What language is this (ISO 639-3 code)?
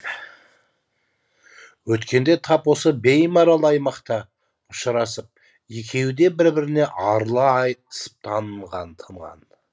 kaz